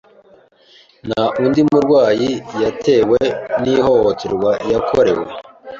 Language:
Kinyarwanda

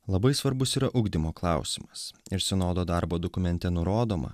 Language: Lithuanian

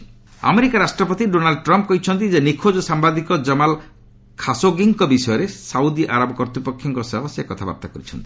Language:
Odia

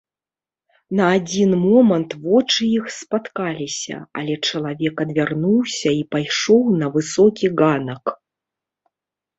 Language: Belarusian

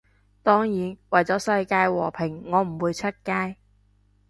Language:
Cantonese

